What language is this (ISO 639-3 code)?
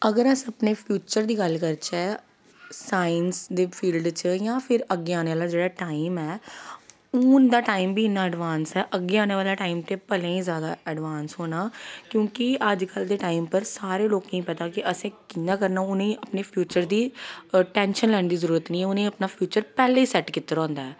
doi